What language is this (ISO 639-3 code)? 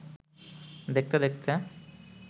ben